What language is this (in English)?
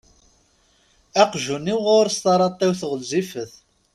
Kabyle